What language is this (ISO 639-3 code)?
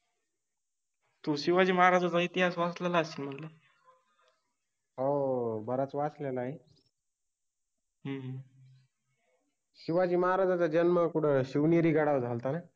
mar